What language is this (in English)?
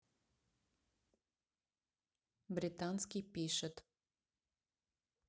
Russian